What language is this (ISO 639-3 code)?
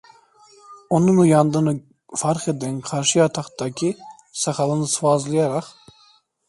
tur